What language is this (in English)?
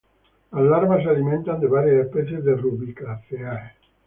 Spanish